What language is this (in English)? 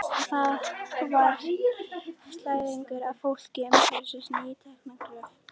Icelandic